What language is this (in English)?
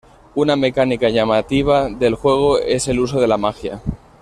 Spanish